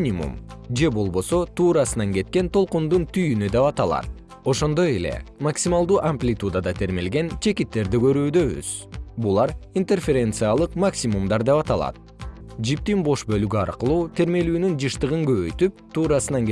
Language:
Kyrgyz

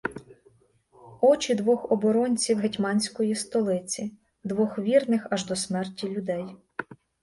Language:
Ukrainian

